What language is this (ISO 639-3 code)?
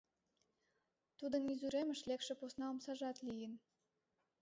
chm